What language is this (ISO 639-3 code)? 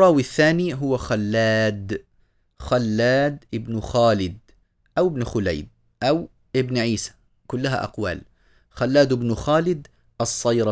ara